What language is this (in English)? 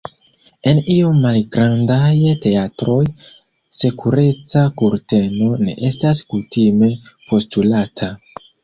Esperanto